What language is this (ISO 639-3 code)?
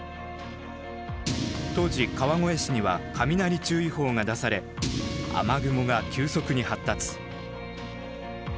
jpn